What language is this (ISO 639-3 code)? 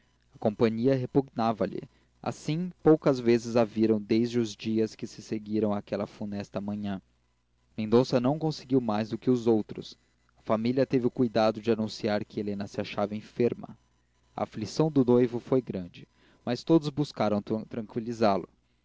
por